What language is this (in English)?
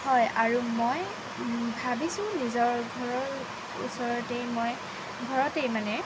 Assamese